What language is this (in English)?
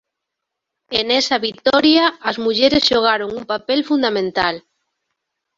Galician